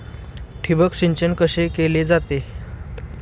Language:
Marathi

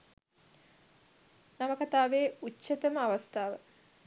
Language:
Sinhala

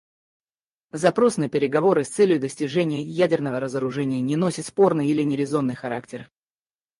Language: Russian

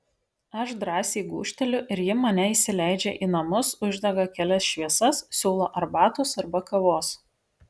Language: Lithuanian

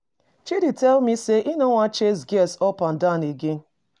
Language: Nigerian Pidgin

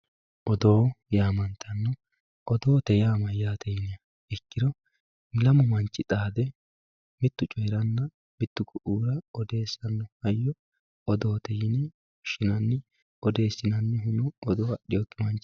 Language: Sidamo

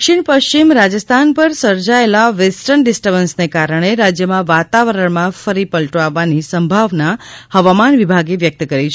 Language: Gujarati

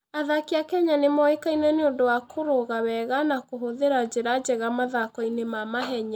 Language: Kikuyu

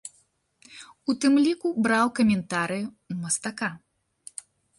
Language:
Belarusian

